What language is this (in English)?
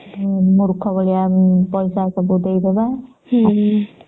Odia